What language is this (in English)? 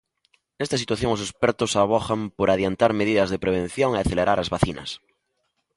Galician